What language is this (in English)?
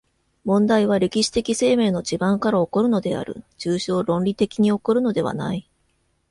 Japanese